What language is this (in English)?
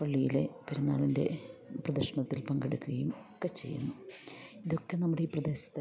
Malayalam